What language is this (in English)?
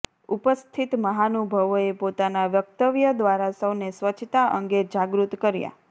Gujarati